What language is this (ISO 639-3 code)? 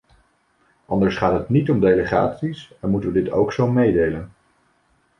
nld